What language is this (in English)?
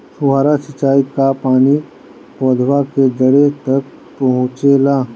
Bhojpuri